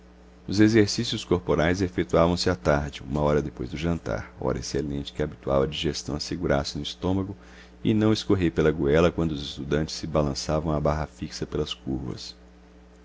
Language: Portuguese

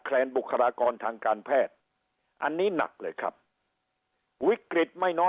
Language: Thai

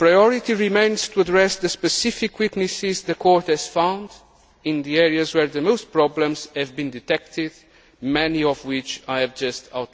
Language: English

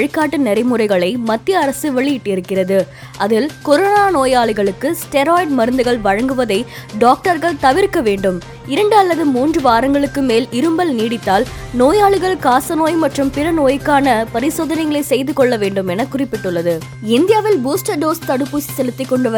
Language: Tamil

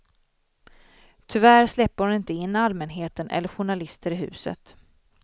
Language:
Swedish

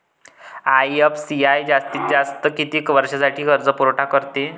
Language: Marathi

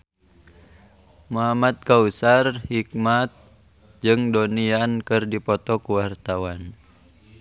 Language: Sundanese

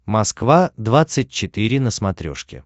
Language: Russian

